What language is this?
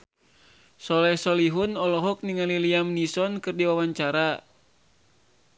Sundanese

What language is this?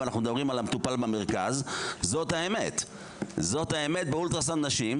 Hebrew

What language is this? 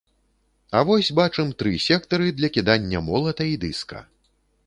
Belarusian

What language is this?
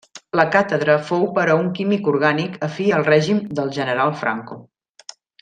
Catalan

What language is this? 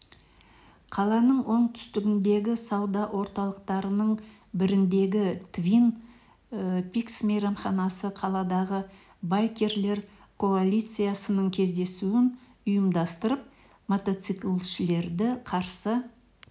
Kazakh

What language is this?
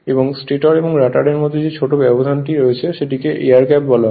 Bangla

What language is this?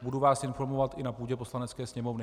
Czech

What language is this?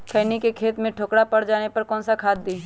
Magahi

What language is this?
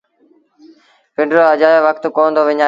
Sindhi Bhil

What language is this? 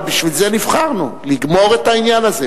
Hebrew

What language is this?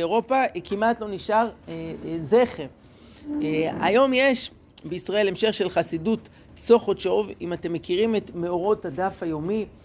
Hebrew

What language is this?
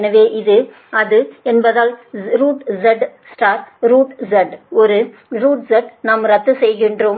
Tamil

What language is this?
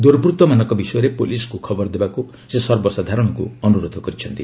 Odia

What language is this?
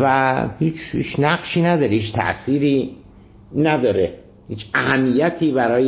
Persian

